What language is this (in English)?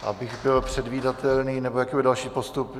Czech